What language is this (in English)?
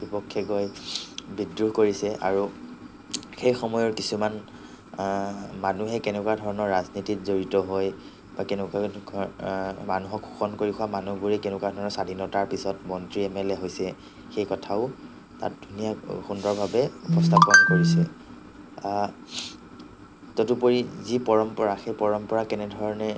Assamese